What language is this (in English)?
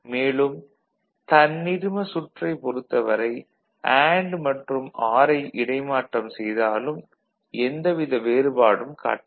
Tamil